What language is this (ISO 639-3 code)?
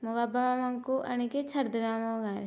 ori